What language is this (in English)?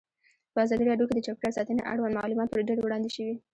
Pashto